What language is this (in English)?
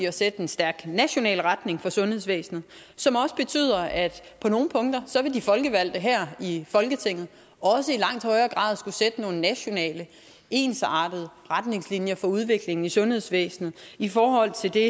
Danish